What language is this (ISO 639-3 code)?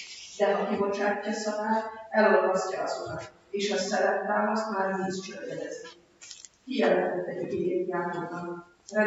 hun